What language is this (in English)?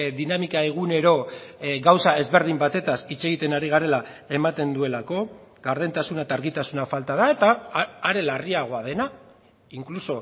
Basque